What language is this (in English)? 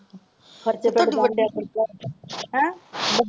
Punjabi